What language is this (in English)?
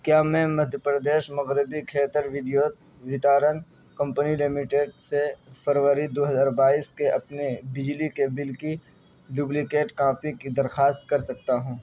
Urdu